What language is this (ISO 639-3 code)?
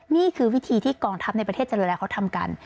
tha